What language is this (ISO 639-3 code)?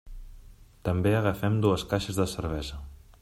cat